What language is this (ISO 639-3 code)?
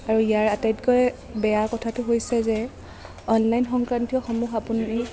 asm